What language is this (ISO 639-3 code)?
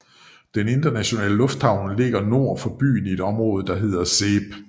dan